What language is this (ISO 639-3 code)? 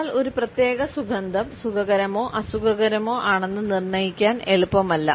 mal